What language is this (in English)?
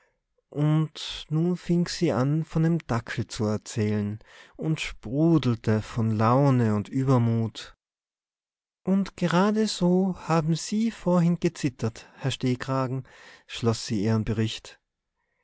German